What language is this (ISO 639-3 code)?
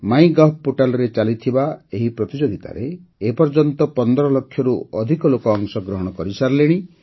ori